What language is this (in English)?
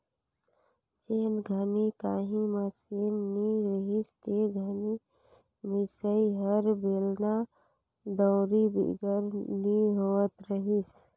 Chhattisgarhi